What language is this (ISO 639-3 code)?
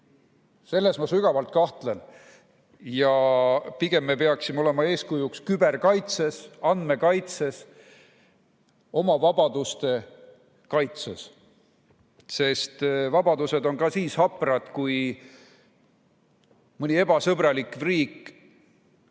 est